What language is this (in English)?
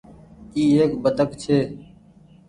Goaria